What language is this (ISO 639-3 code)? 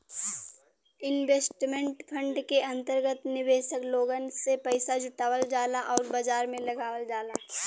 bho